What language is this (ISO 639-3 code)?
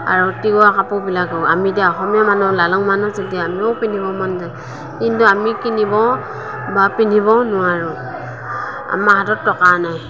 asm